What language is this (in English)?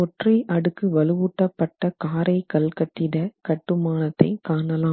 Tamil